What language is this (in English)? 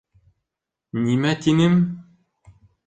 Bashkir